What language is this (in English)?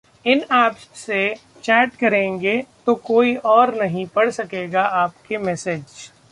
Hindi